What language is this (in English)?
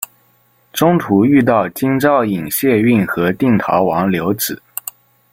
Chinese